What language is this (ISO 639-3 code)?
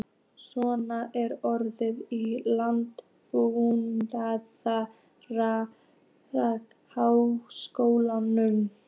isl